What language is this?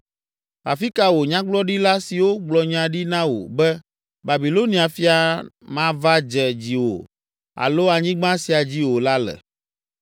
Ewe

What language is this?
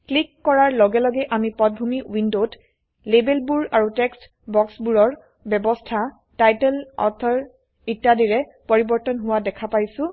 Assamese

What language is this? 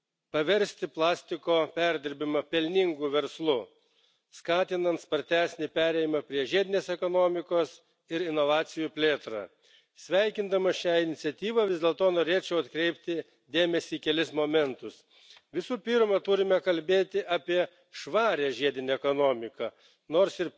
Slovak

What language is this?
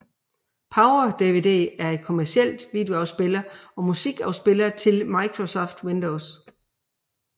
Danish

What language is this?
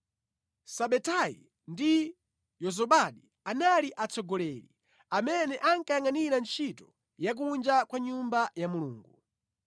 Nyanja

